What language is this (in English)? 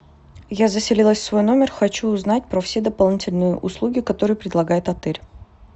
Russian